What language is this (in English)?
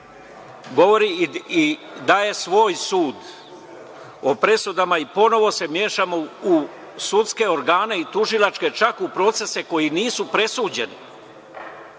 Serbian